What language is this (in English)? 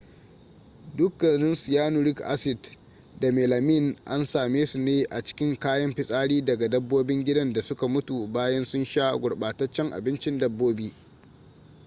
Hausa